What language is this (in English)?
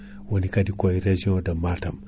Fula